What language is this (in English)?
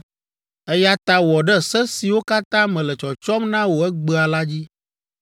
Ewe